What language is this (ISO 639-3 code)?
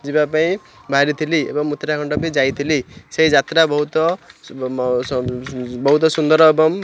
ori